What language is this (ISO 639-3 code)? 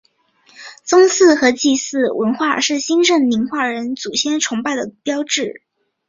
zho